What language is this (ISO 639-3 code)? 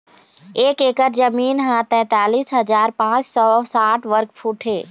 hne